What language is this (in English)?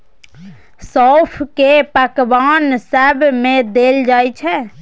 Maithili